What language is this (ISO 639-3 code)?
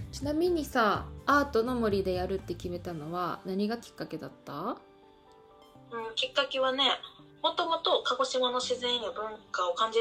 jpn